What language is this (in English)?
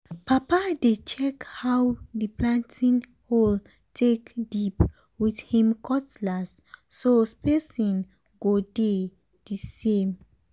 Nigerian Pidgin